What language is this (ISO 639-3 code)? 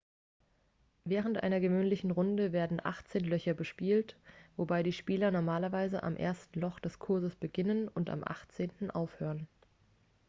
deu